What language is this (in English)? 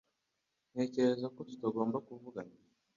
Kinyarwanda